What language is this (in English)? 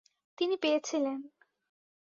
Bangla